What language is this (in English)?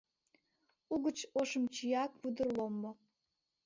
Mari